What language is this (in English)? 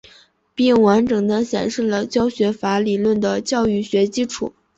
Chinese